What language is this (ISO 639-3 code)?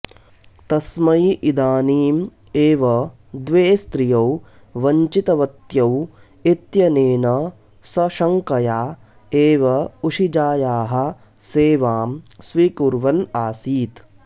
san